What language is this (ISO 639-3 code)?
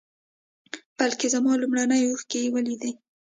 pus